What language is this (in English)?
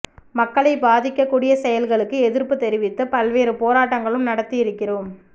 Tamil